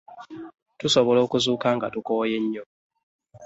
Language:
Ganda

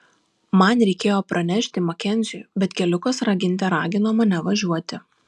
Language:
Lithuanian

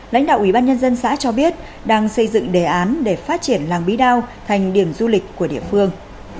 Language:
Vietnamese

